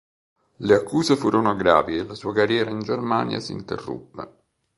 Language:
Italian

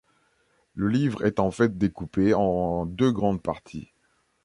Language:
French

